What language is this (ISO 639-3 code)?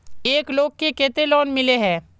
mag